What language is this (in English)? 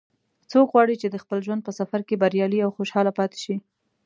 Pashto